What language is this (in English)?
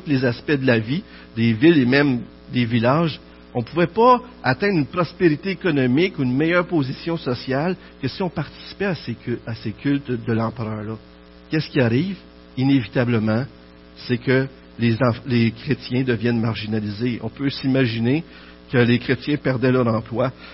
French